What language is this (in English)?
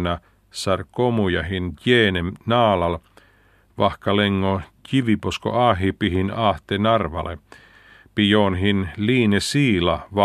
Finnish